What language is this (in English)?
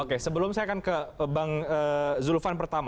Indonesian